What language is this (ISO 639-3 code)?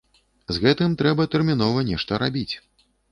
bel